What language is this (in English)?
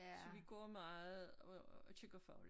Danish